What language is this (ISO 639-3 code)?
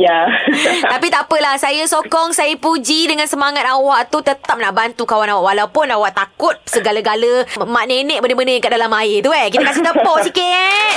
msa